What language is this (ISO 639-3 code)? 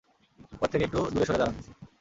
ben